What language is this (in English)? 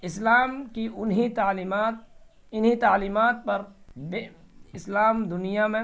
Urdu